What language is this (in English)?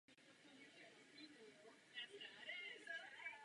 Czech